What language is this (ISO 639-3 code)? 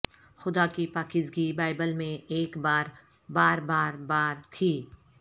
urd